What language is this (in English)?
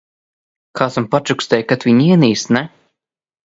Latvian